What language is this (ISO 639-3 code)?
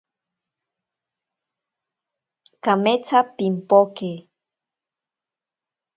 prq